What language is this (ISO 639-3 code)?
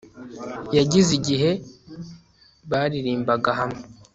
kin